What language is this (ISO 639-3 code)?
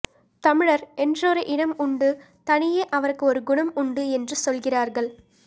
tam